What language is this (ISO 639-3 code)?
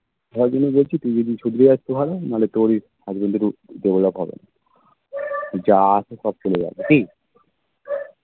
ben